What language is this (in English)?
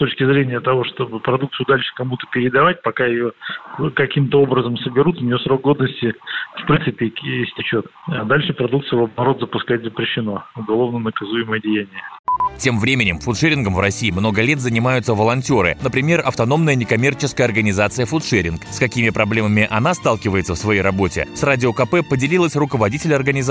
Russian